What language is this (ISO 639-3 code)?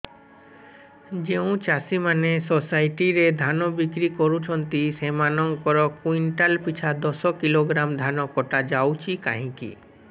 ori